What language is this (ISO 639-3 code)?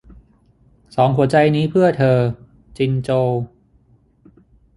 tha